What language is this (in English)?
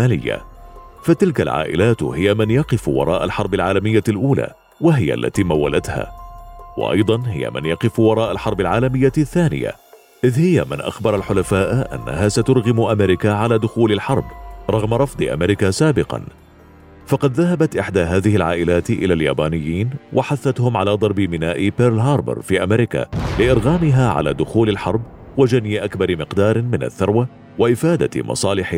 Arabic